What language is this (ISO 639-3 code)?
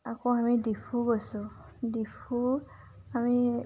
asm